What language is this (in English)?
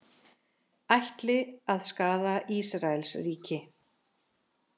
Icelandic